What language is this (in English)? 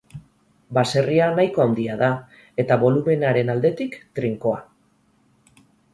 Basque